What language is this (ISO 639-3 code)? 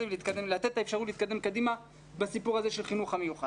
heb